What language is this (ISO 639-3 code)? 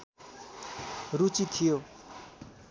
nep